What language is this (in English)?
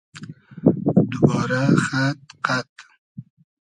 Hazaragi